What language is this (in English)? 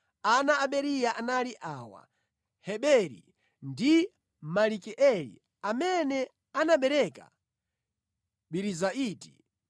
Nyanja